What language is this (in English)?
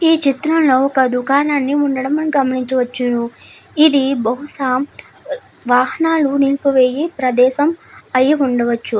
Telugu